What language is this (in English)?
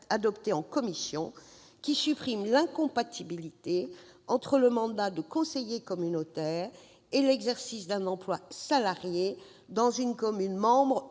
French